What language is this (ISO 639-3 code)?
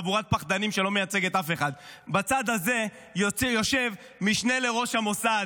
heb